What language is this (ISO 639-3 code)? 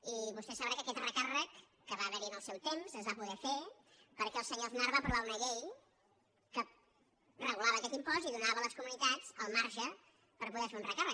cat